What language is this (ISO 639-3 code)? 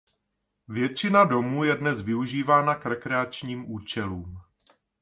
ces